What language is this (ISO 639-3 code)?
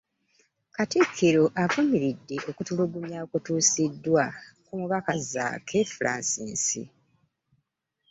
lug